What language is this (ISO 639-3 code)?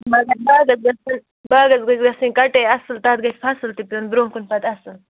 kas